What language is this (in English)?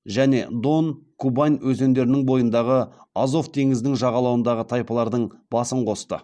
Kazakh